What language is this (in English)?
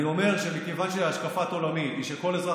Hebrew